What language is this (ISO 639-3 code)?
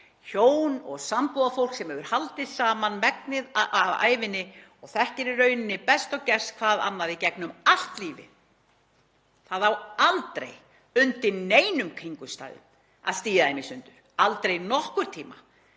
isl